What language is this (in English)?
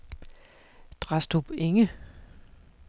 Danish